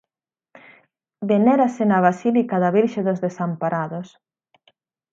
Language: Galician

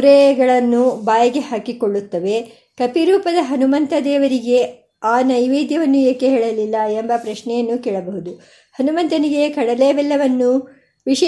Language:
Kannada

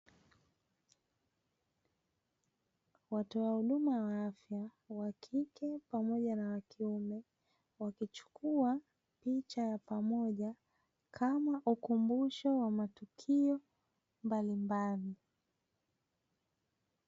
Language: Swahili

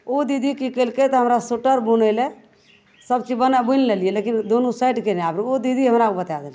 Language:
Maithili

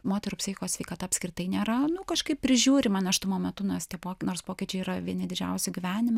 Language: Lithuanian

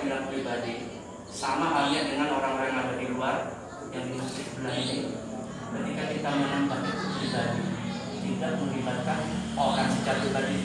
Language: Indonesian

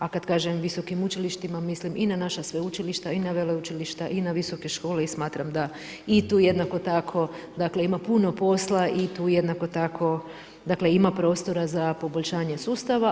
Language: Croatian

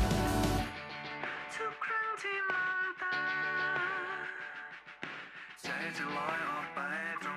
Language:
Thai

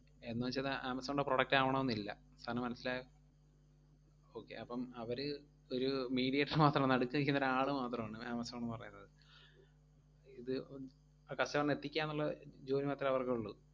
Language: Malayalam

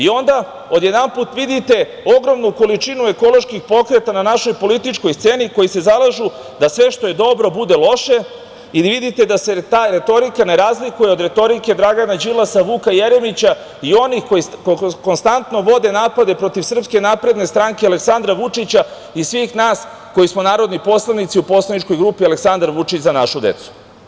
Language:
Serbian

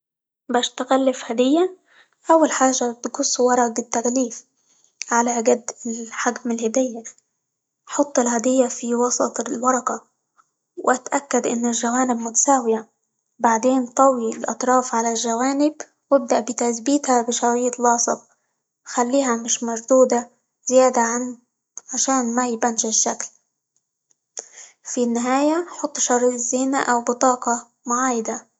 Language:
Libyan Arabic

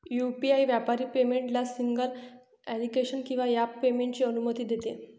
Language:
Marathi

